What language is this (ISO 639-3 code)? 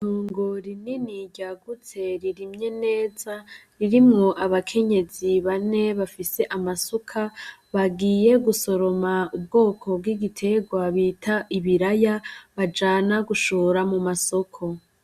run